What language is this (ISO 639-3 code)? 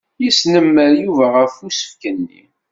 kab